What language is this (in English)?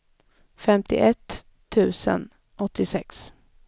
Swedish